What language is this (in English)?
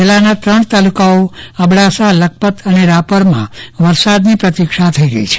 Gujarati